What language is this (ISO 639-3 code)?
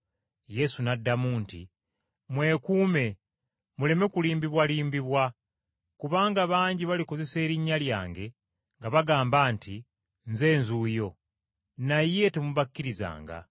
lug